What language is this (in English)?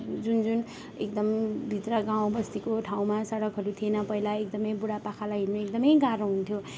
Nepali